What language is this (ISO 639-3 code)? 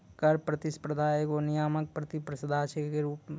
mai